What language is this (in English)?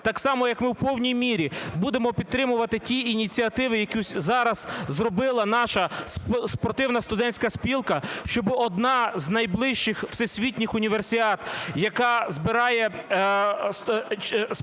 Ukrainian